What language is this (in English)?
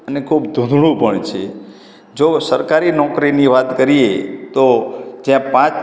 Gujarati